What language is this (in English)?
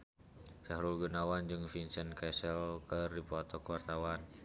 Sundanese